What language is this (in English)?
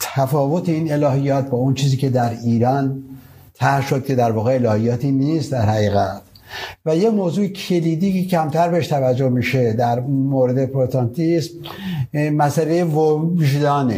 Persian